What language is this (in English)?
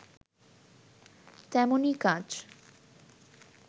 Bangla